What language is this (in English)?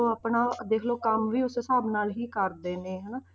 Punjabi